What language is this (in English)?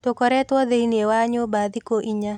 Kikuyu